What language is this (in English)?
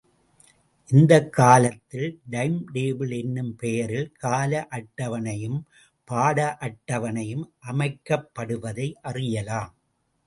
Tamil